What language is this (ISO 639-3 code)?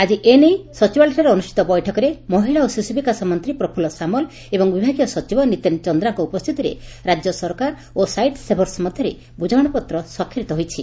ori